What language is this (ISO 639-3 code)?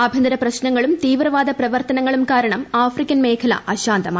mal